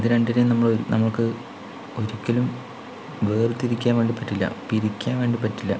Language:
Malayalam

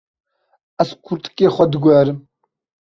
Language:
Kurdish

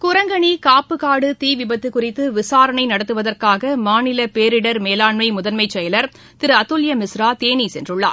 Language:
Tamil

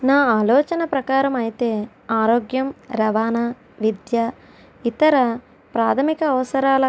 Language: Telugu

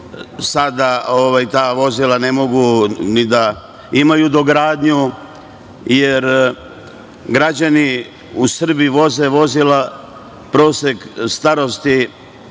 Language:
Serbian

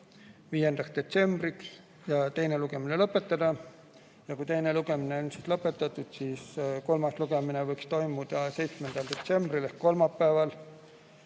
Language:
Estonian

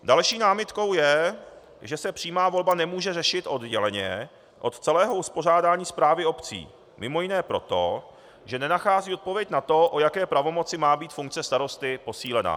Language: Czech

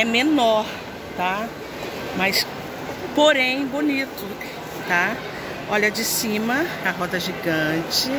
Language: Portuguese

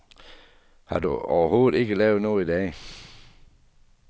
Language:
Danish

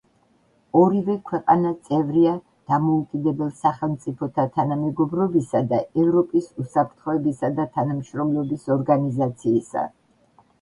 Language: Georgian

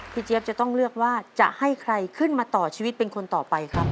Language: Thai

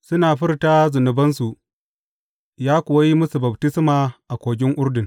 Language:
Hausa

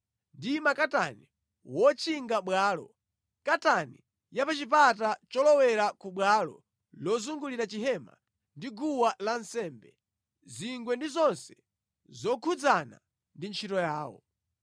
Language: Nyanja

